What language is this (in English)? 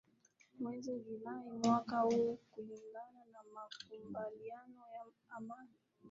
Swahili